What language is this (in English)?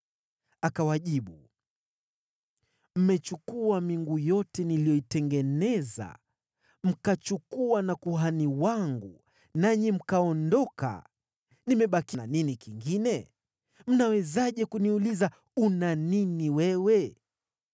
Swahili